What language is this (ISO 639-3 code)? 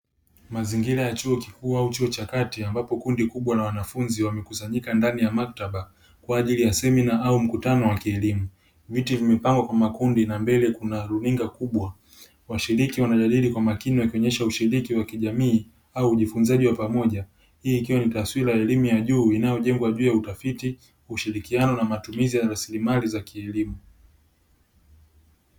swa